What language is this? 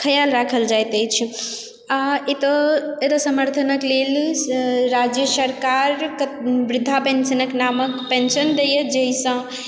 Maithili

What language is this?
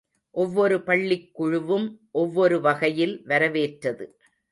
Tamil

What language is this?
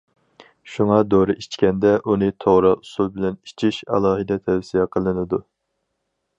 Uyghur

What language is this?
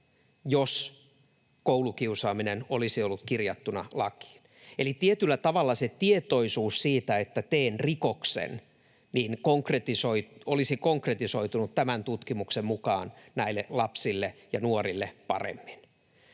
Finnish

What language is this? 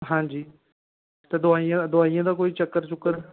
Dogri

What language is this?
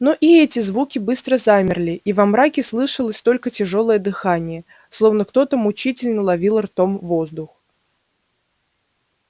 Russian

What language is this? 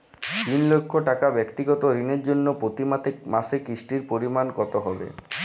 Bangla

